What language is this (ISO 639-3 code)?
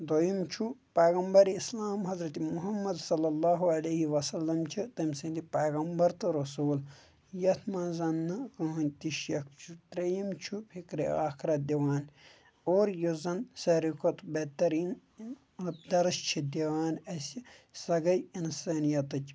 kas